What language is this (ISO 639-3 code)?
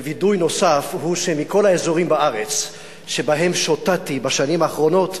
heb